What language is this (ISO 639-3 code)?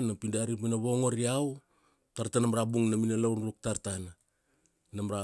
ksd